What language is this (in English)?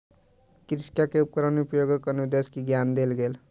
Maithili